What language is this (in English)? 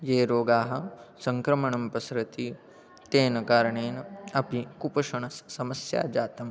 Sanskrit